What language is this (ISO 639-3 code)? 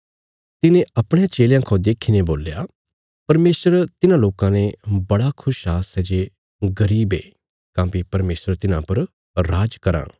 kfs